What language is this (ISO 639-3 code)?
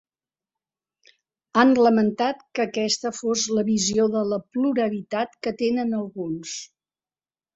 cat